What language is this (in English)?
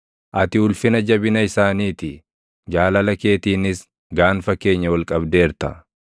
Oromo